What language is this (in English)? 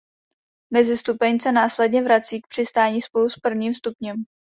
Czech